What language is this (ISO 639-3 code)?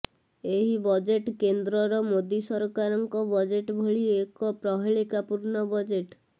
ori